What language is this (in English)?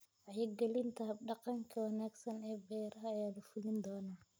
Somali